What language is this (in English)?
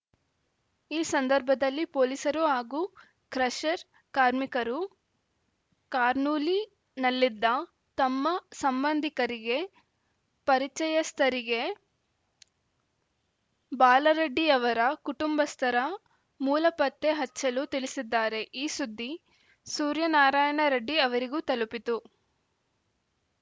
Kannada